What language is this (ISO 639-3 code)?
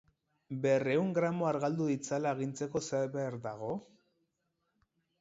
eus